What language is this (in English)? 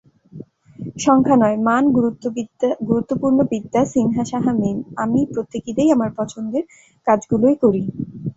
Bangla